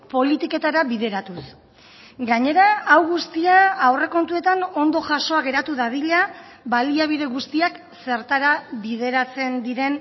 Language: Basque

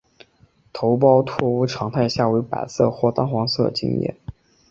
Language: Chinese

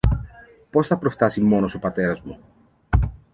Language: Greek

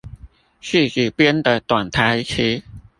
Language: Chinese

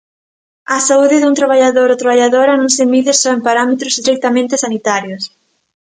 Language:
Galician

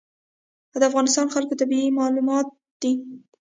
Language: Pashto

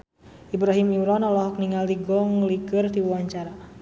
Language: Sundanese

